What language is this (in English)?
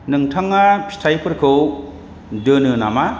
Bodo